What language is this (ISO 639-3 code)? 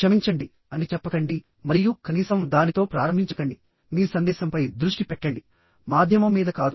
tel